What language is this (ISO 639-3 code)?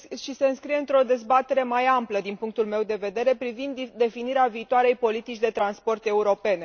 ron